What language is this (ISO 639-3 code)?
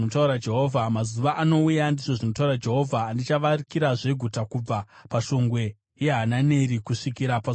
sna